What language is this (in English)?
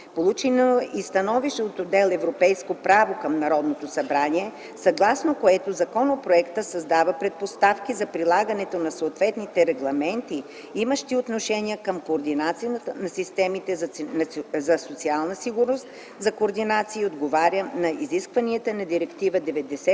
Bulgarian